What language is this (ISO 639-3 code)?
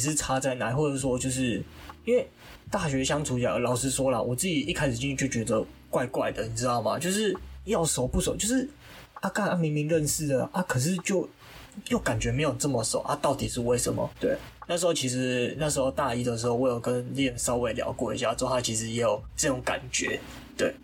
zho